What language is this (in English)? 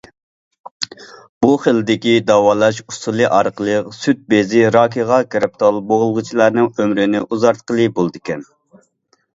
Uyghur